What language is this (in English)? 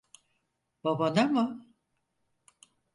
Turkish